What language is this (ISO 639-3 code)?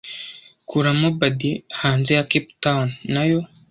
kin